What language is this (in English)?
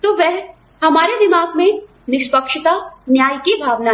Hindi